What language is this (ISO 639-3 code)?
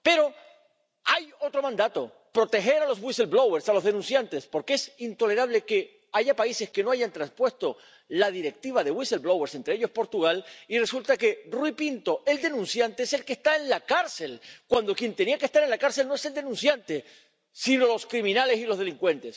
spa